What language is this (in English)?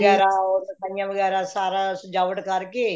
Punjabi